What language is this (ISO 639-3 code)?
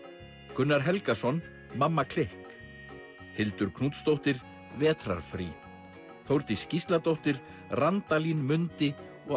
isl